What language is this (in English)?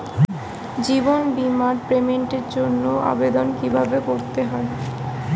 Bangla